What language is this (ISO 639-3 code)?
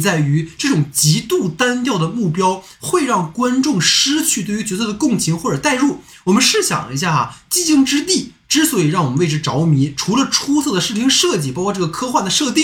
zho